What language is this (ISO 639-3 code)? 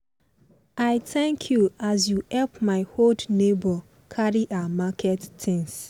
pcm